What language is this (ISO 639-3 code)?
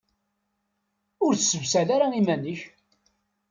kab